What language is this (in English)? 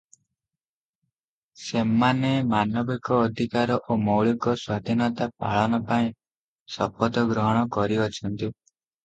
Odia